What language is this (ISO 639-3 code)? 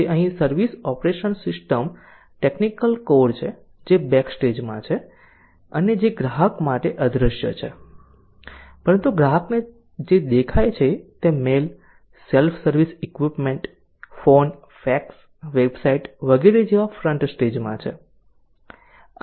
guj